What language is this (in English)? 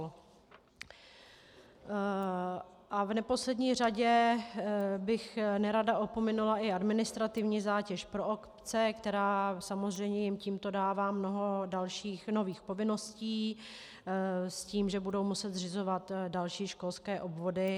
Czech